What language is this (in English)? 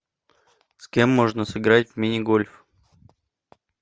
Russian